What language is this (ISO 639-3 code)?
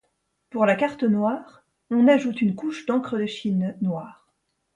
fra